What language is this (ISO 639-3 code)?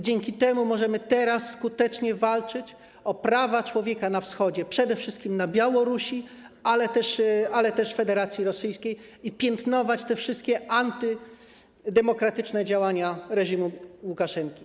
pol